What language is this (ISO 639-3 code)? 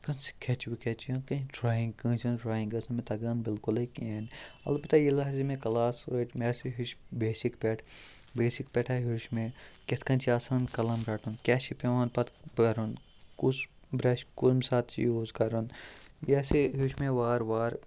kas